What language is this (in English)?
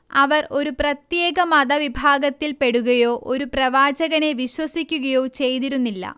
Malayalam